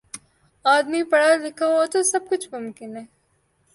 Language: Urdu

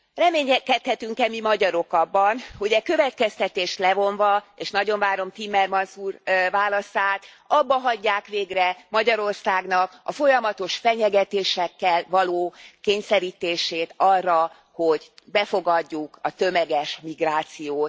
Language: Hungarian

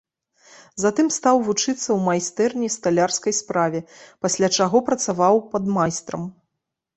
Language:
Belarusian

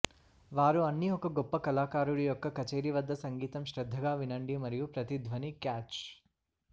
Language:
Telugu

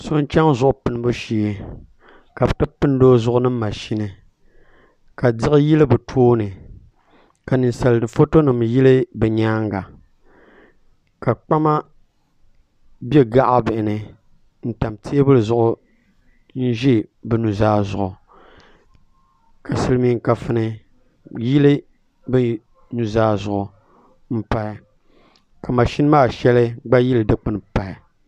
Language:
Dagbani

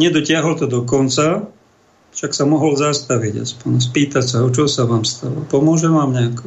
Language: Slovak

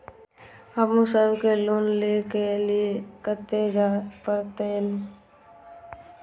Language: Maithili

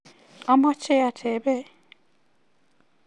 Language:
Kalenjin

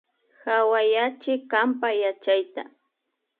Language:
Imbabura Highland Quichua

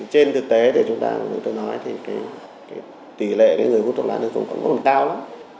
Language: Vietnamese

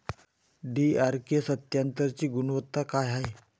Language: Marathi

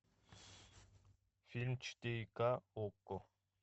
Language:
Russian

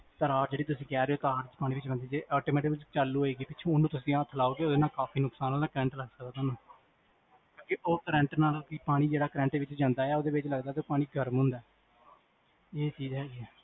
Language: Punjabi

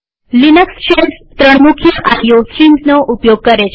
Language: Gujarati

